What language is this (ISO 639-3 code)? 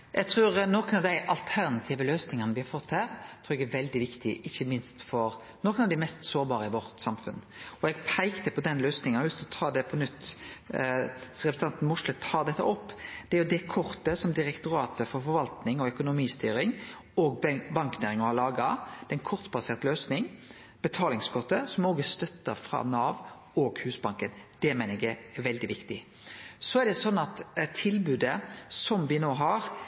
nno